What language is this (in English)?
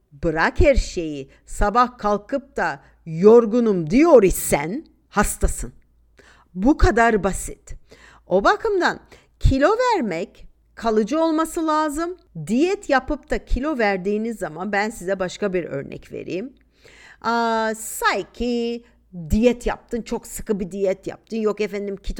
Turkish